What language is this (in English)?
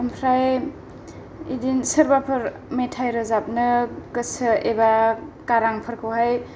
Bodo